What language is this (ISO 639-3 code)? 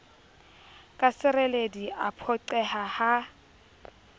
sot